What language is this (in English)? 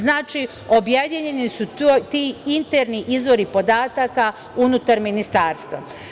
Serbian